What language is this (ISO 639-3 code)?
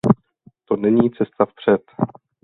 ces